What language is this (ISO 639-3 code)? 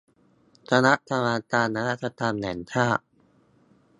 tha